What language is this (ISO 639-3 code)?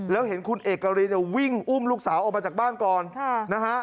tha